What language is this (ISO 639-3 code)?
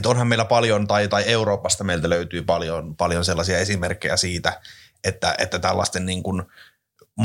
fin